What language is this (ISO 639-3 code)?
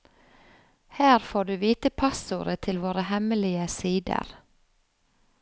nor